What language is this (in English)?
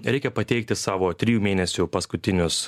Lithuanian